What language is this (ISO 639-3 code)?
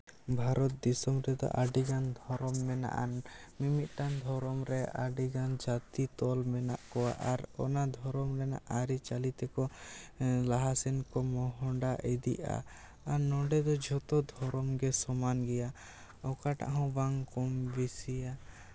sat